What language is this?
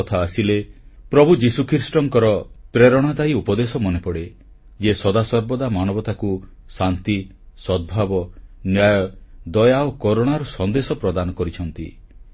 Odia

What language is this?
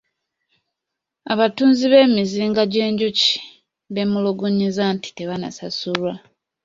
Ganda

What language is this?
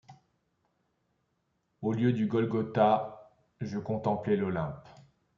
French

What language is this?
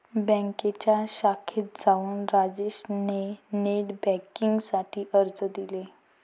Marathi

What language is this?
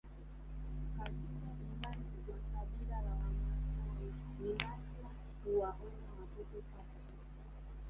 Swahili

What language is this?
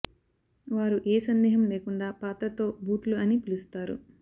Telugu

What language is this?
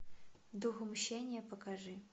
Russian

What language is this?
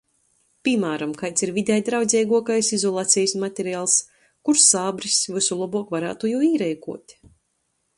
Latgalian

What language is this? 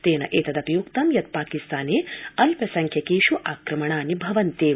Sanskrit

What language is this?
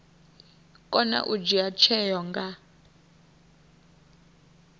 Venda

